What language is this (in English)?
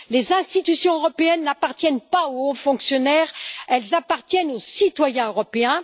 French